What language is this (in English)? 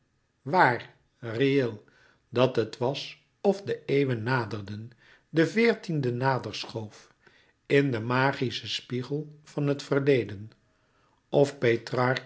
Dutch